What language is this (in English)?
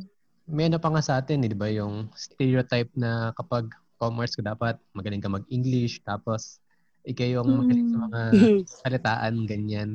Filipino